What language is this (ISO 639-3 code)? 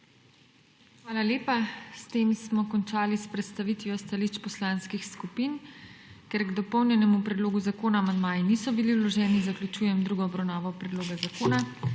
slv